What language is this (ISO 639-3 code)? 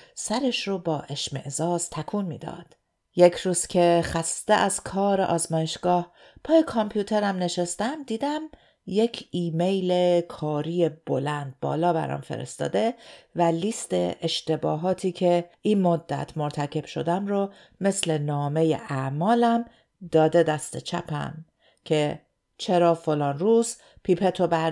fas